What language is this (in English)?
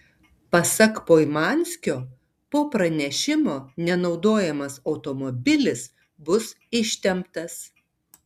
Lithuanian